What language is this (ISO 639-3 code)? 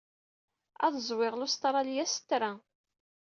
kab